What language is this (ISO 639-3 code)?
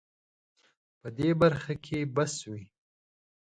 pus